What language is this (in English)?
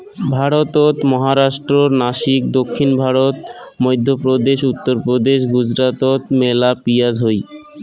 Bangla